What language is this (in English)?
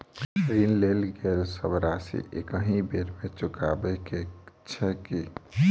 Maithili